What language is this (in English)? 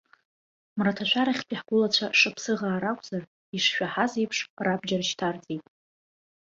Abkhazian